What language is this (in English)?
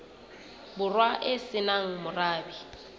Southern Sotho